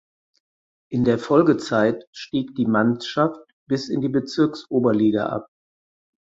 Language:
German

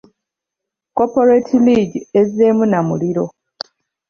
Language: Ganda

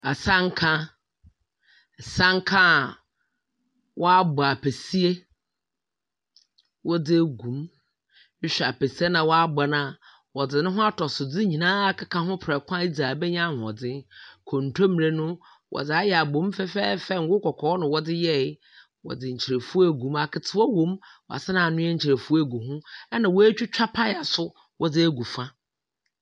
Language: Akan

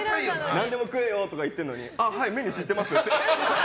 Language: Japanese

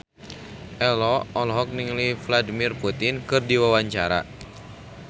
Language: Sundanese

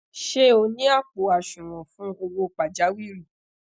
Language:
Yoruba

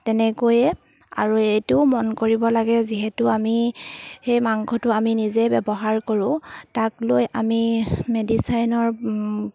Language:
Assamese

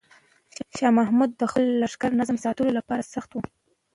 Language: Pashto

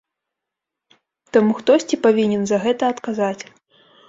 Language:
Belarusian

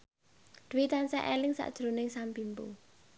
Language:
Javanese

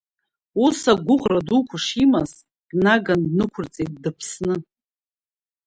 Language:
Abkhazian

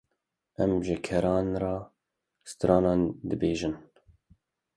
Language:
Kurdish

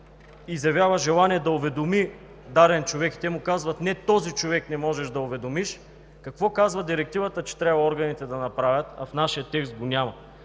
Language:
Bulgarian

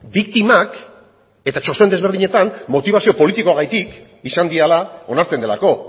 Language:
Basque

